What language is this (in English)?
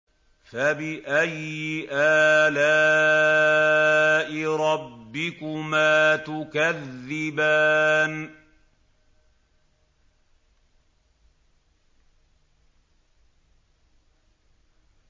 Arabic